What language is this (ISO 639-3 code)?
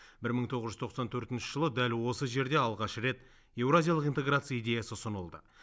kaz